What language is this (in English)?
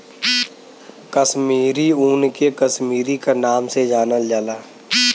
Bhojpuri